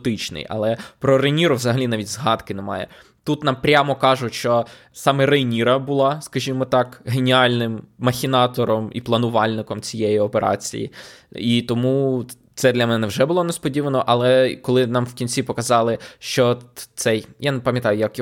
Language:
Ukrainian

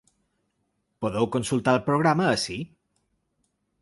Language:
Catalan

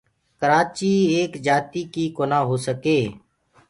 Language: Gurgula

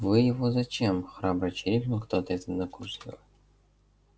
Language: Russian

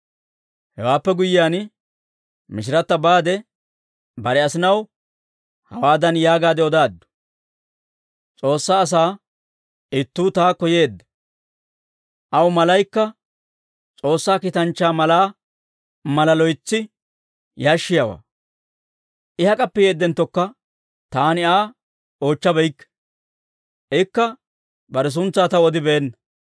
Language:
Dawro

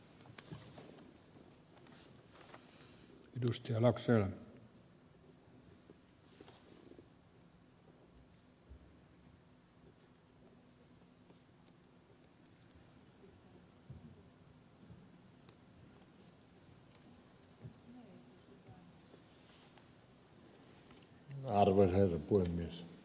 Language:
Finnish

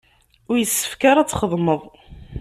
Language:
Kabyle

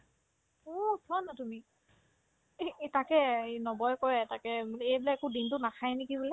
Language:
Assamese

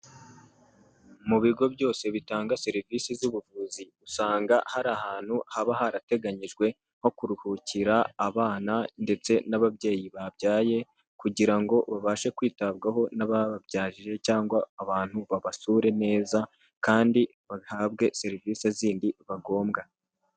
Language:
Kinyarwanda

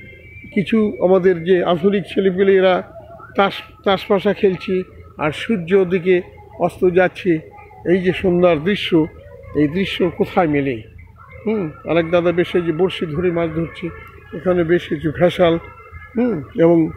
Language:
Romanian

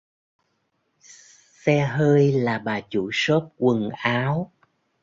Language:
Vietnamese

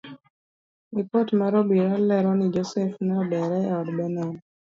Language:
Luo (Kenya and Tanzania)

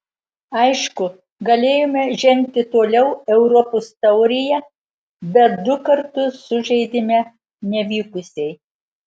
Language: Lithuanian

